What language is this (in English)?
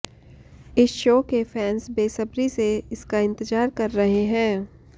Hindi